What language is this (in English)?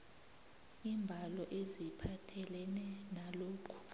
South Ndebele